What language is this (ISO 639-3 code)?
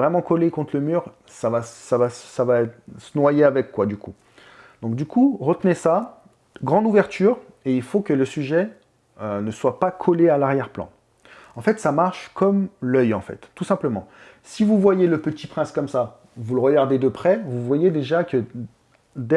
fra